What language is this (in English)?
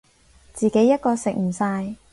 Cantonese